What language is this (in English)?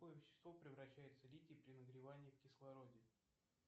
Russian